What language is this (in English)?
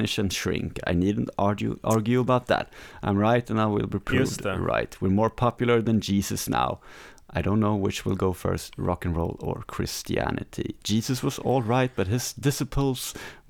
Swedish